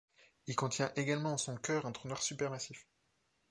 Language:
French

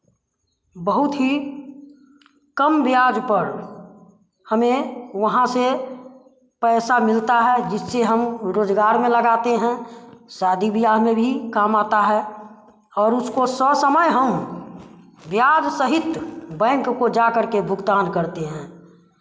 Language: Hindi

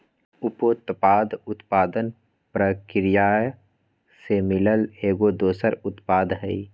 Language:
Magahi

